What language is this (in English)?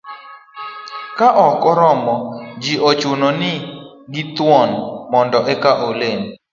Luo (Kenya and Tanzania)